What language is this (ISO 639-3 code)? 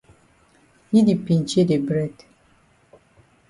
wes